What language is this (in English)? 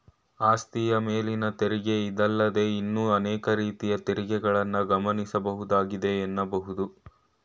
Kannada